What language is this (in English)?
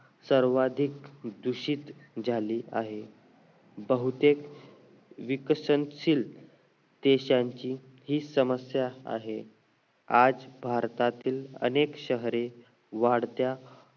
Marathi